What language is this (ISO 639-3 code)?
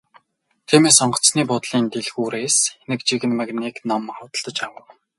mon